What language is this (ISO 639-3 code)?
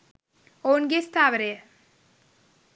sin